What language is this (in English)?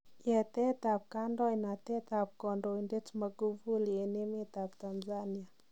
Kalenjin